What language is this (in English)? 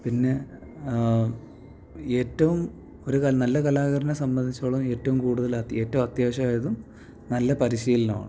Malayalam